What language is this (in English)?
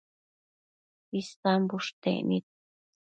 Matsés